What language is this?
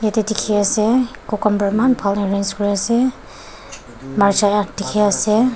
Naga Pidgin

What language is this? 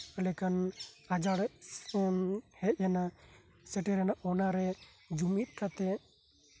Santali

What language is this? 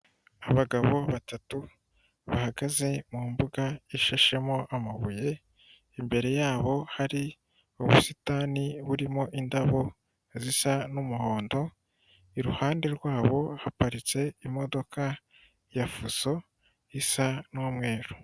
Kinyarwanda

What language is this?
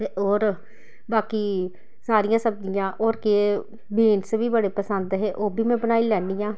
Dogri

